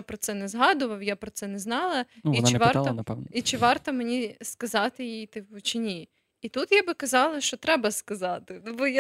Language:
Ukrainian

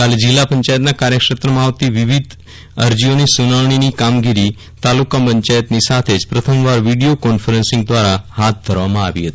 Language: Gujarati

